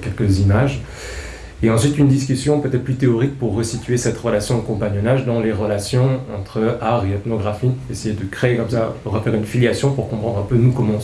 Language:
French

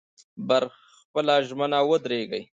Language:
Pashto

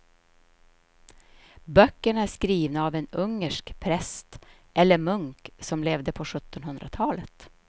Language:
Swedish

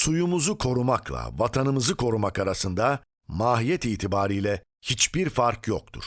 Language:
Turkish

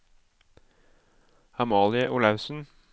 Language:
Norwegian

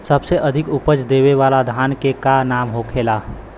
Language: Bhojpuri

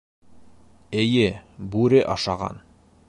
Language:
Bashkir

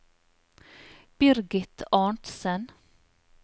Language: Norwegian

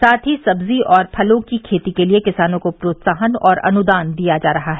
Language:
Hindi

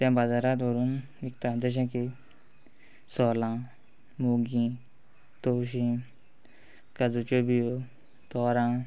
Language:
Konkani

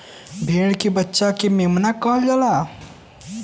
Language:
Bhojpuri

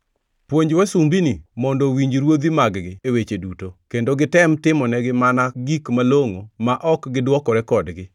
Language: Luo (Kenya and Tanzania)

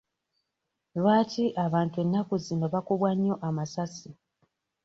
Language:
Ganda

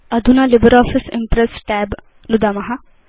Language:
Sanskrit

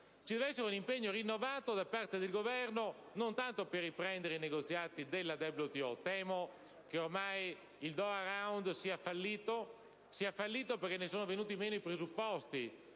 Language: Italian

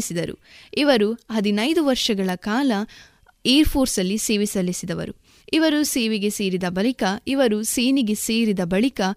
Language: Kannada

